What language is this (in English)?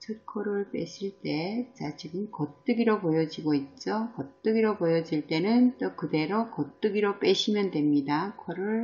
Korean